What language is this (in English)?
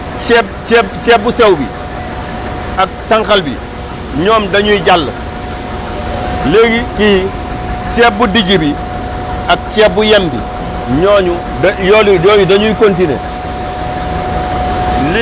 Wolof